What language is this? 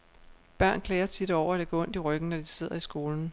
Danish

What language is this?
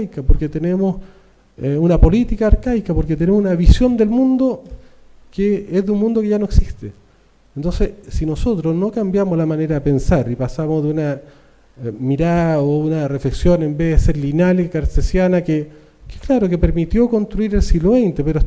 Spanish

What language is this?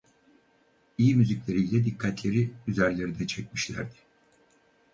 Turkish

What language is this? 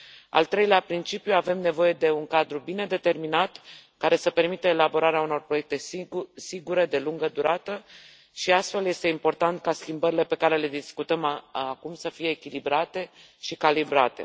Romanian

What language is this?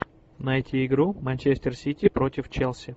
Russian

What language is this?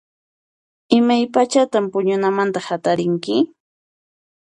Puno Quechua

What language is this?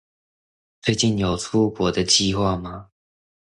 Chinese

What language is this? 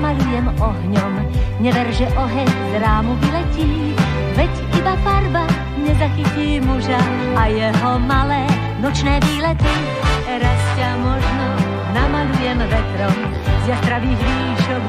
Slovak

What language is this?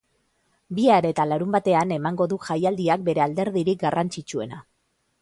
Basque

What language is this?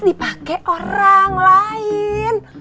Indonesian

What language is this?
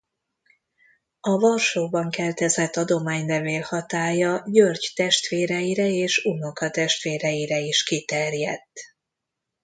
Hungarian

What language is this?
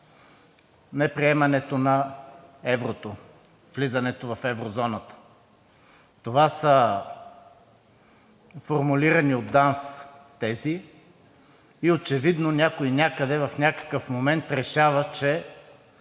Bulgarian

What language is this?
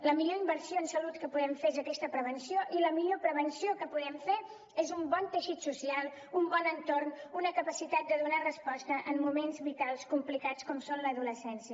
Catalan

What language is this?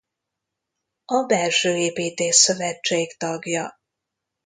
Hungarian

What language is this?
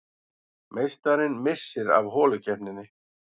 Icelandic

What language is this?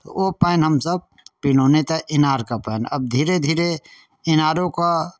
Maithili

